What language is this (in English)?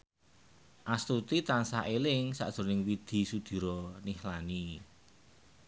Javanese